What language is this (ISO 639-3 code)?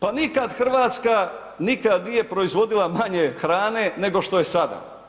hrv